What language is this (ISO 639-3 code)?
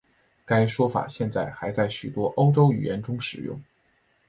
zho